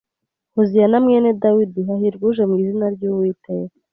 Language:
Kinyarwanda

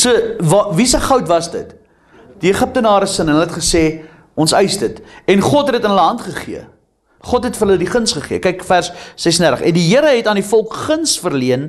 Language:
Dutch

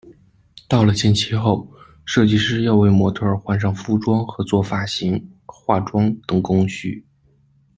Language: Chinese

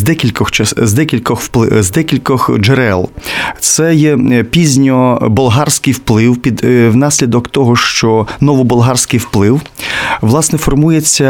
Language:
Ukrainian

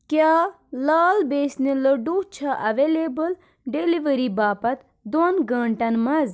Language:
Kashmiri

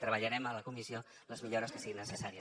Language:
Catalan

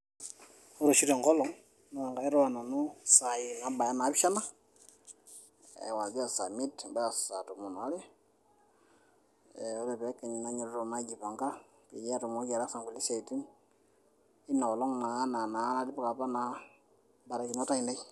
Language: Masai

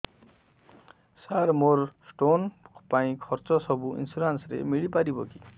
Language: Odia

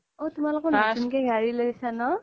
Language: Assamese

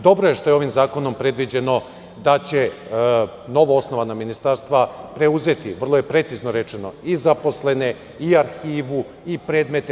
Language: Serbian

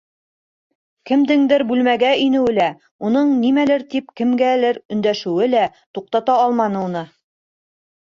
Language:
Bashkir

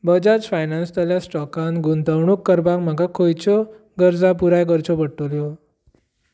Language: Konkani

